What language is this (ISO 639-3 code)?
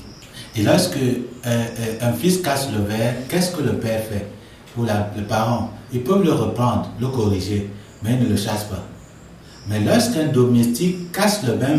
fra